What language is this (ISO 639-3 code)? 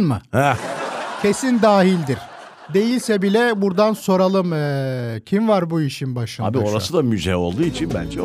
tur